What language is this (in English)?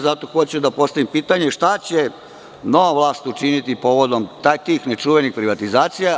Serbian